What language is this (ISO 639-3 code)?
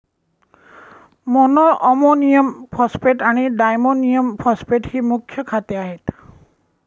mar